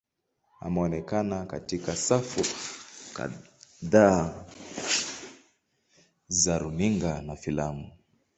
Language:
Swahili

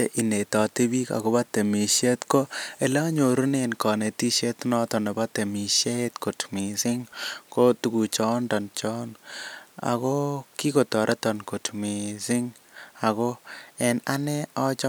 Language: Kalenjin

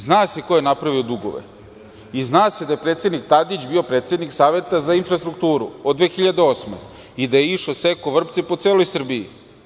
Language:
Serbian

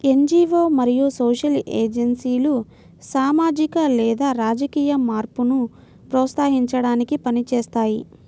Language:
Telugu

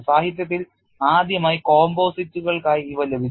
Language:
Malayalam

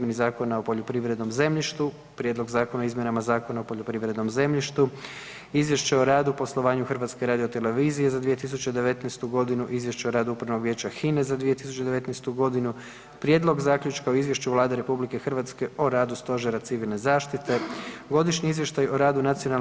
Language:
Croatian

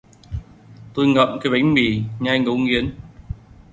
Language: Vietnamese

